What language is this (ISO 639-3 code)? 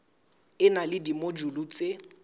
sot